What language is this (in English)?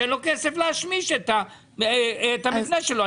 Hebrew